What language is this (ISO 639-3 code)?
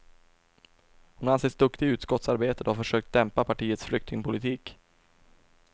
swe